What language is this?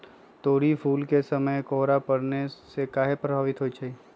Magahi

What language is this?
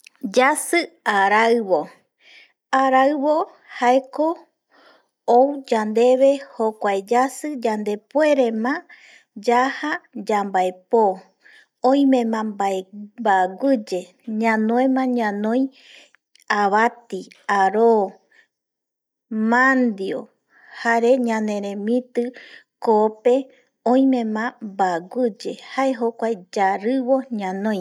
Eastern Bolivian Guaraní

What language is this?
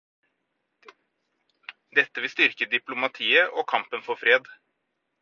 Norwegian Bokmål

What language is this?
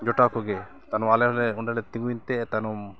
Santali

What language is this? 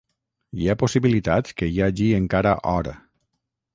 Catalan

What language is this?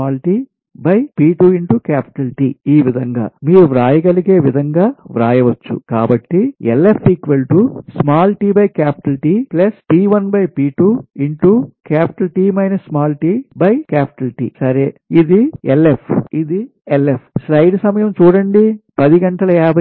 Telugu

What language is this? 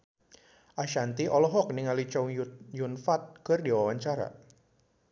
Sundanese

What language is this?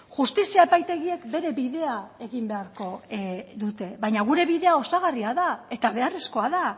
Basque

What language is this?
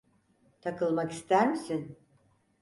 Turkish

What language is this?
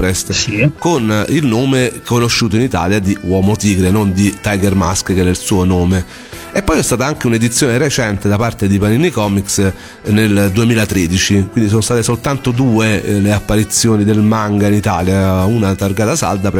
Italian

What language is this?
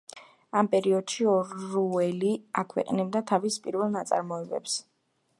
Georgian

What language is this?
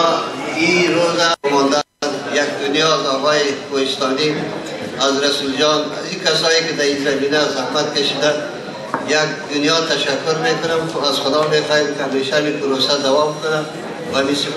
Persian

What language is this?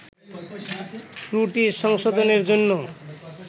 Bangla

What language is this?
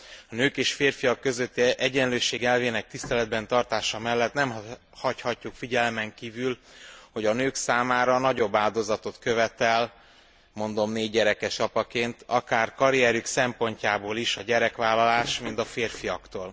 Hungarian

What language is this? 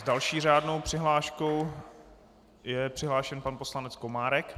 Czech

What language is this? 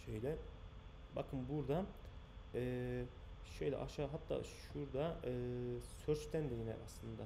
Turkish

